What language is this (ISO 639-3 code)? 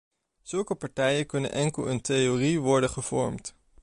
nld